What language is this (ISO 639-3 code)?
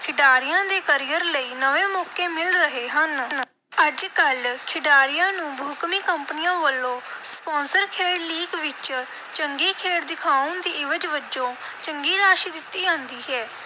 pan